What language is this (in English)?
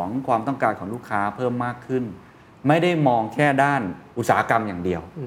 Thai